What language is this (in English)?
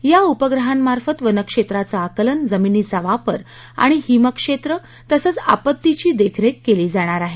Marathi